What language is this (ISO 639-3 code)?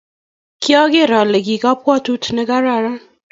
kln